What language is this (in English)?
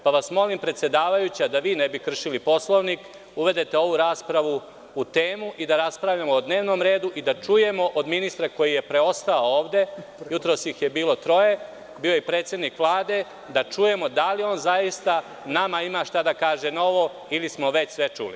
Serbian